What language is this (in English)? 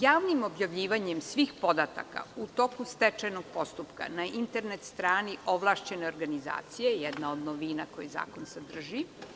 Serbian